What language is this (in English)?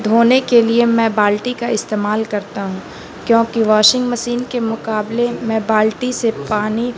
Urdu